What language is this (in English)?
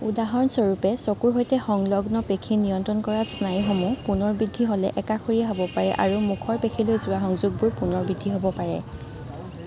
Assamese